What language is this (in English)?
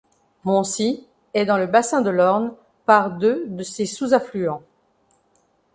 French